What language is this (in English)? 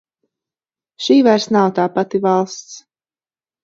Latvian